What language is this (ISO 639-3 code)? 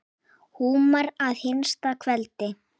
isl